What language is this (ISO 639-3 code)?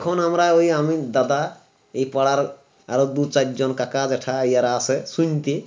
ben